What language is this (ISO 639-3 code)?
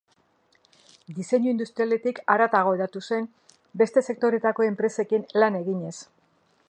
eus